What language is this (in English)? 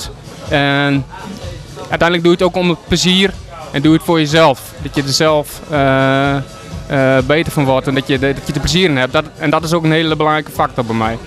Dutch